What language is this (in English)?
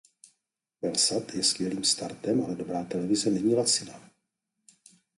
Czech